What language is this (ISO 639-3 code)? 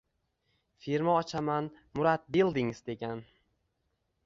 uzb